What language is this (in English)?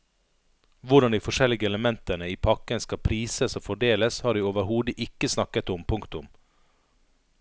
Norwegian